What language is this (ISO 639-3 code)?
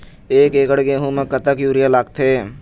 hne